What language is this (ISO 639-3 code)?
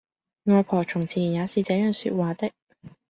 yue